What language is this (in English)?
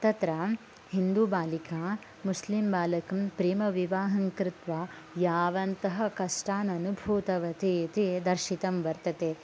Sanskrit